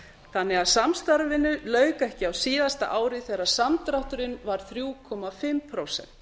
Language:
Icelandic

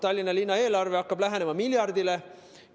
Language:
Estonian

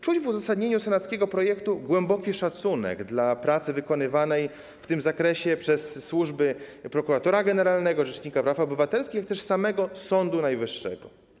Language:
Polish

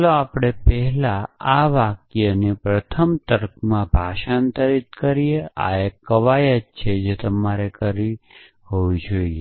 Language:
Gujarati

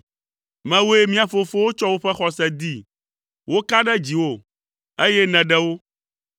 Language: Ewe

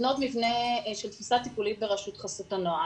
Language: Hebrew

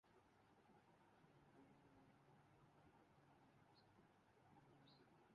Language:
Urdu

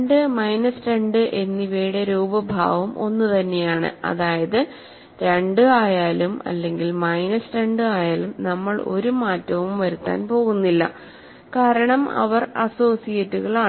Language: Malayalam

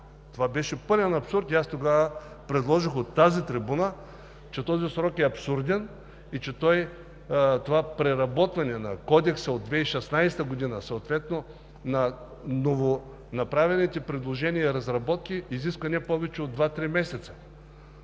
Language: Bulgarian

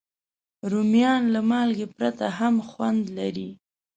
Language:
Pashto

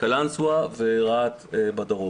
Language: Hebrew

